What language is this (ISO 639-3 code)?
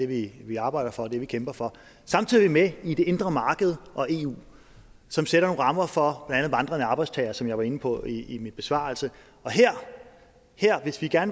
dan